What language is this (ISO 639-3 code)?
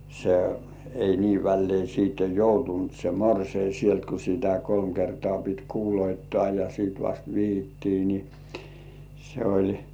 fin